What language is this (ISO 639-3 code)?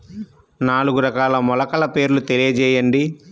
tel